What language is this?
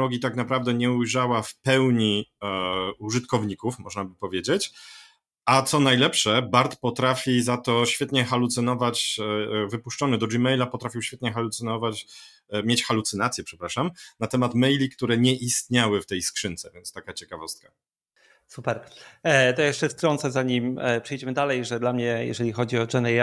Polish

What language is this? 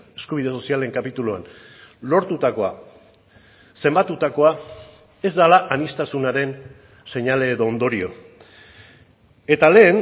Basque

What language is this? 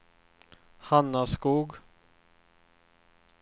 Swedish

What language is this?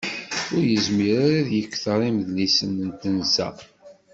Kabyle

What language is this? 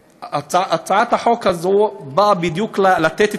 Hebrew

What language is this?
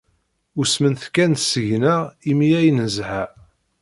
Kabyle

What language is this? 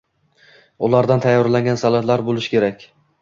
Uzbek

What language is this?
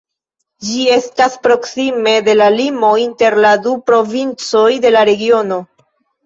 Esperanto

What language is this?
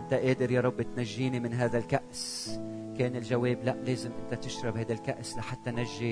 Arabic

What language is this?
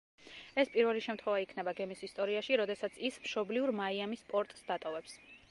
Georgian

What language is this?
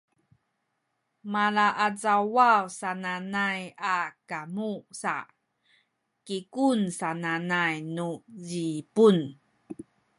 Sakizaya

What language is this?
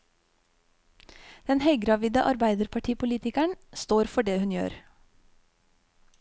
Norwegian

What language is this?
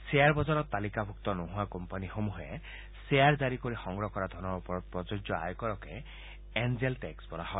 Assamese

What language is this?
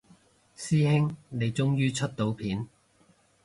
Cantonese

